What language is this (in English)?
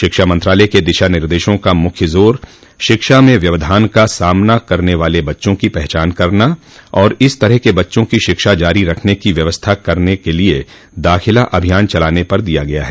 Hindi